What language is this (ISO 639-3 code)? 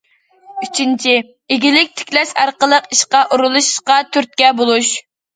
uig